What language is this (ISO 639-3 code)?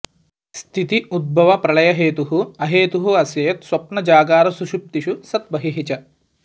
san